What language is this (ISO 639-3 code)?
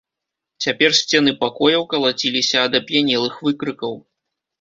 bel